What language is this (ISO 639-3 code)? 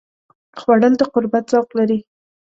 pus